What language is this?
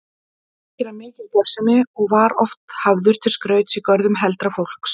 Icelandic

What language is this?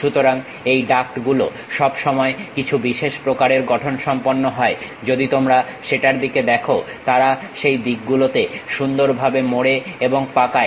Bangla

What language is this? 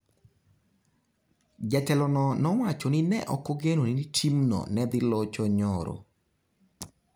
Luo (Kenya and Tanzania)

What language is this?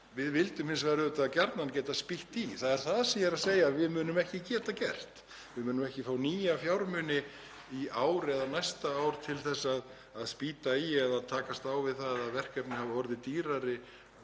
Icelandic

